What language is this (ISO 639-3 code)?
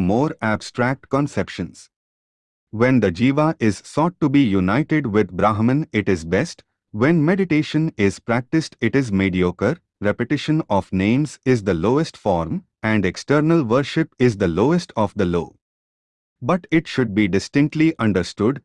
eng